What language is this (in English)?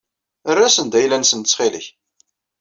Kabyle